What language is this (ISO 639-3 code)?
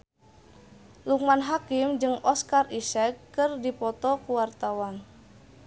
sun